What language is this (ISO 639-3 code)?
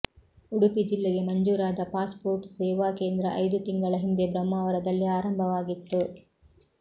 kan